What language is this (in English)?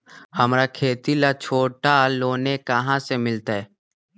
Magahi